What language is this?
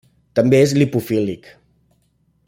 Catalan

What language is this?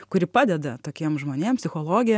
Lithuanian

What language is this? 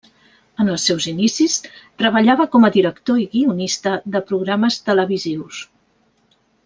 Catalan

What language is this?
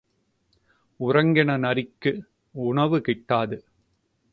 Tamil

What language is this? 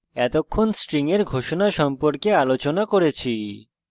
Bangla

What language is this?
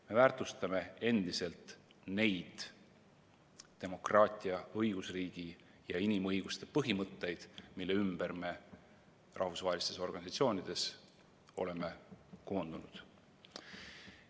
Estonian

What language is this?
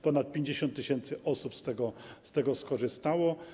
Polish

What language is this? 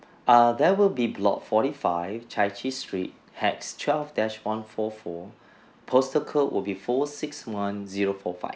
English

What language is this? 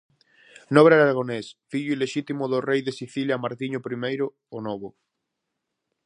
Galician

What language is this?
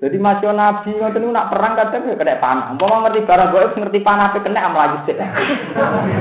Indonesian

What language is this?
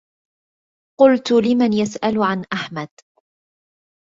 Arabic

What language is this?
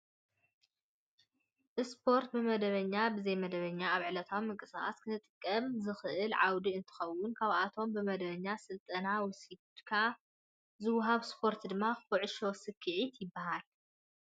Tigrinya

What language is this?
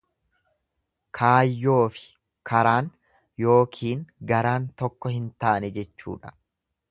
Oromo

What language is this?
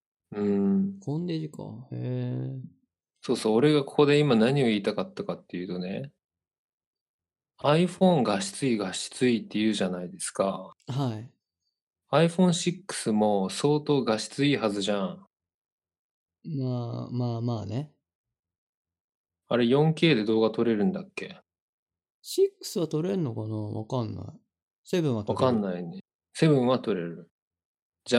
Japanese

